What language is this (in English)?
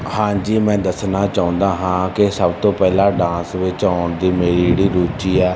Punjabi